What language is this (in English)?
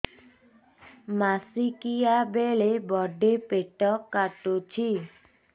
Odia